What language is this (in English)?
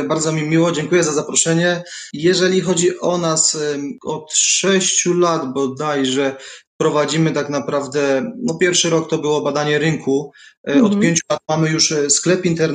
Polish